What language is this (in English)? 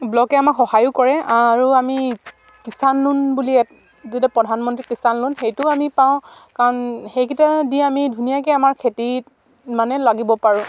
Assamese